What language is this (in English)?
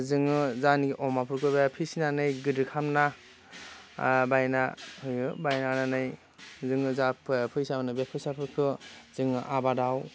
Bodo